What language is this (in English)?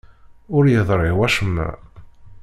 Kabyle